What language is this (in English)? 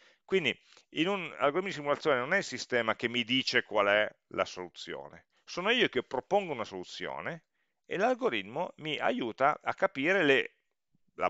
Italian